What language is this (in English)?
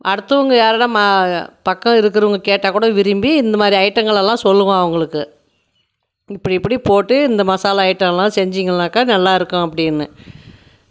Tamil